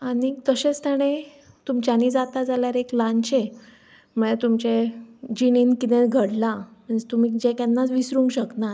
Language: Konkani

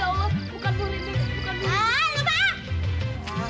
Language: Indonesian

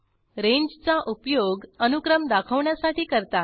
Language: Marathi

